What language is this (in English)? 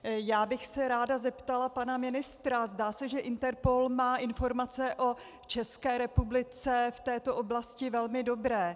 Czech